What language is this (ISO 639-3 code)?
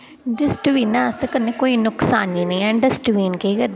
doi